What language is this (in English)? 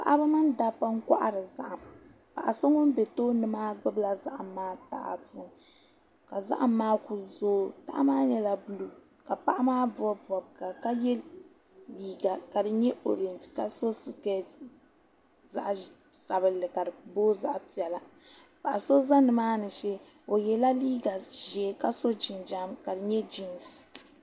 Dagbani